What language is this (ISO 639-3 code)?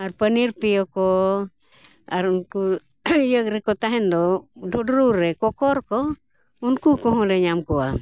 sat